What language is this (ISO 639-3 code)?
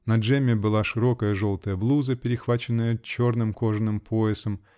rus